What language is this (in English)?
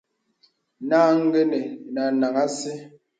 Bebele